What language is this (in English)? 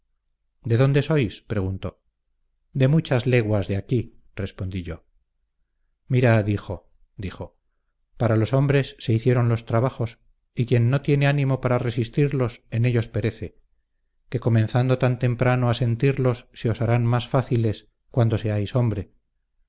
Spanish